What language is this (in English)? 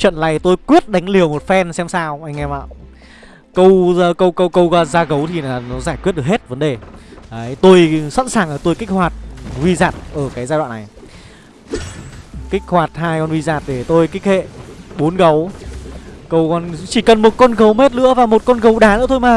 Vietnamese